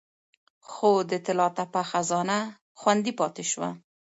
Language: Pashto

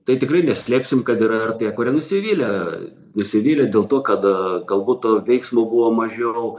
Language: Lithuanian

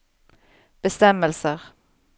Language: Norwegian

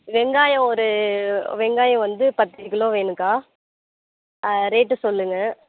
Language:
Tamil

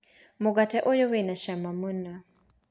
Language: Kikuyu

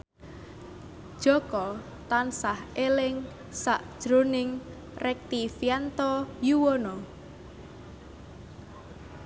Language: Javanese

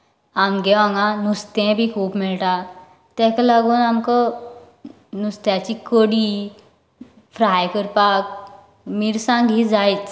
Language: Konkani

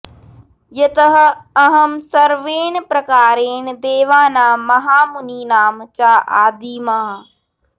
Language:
Sanskrit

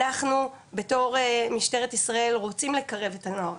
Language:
Hebrew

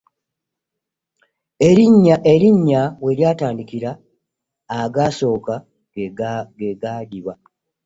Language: Ganda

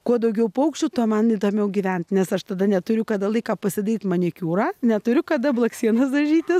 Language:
Lithuanian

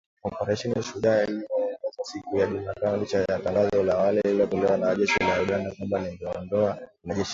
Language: Swahili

